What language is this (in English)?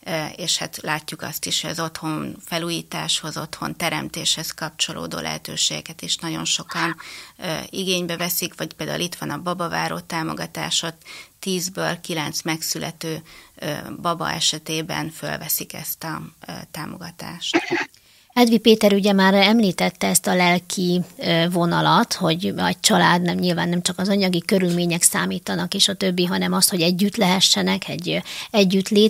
Hungarian